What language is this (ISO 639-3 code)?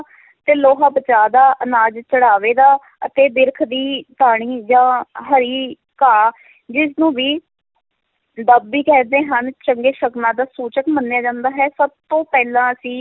pan